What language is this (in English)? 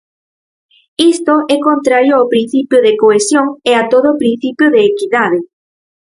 Galician